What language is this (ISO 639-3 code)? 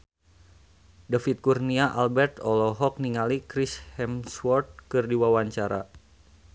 sun